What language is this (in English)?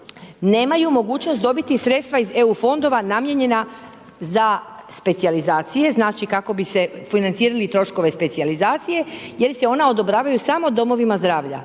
Croatian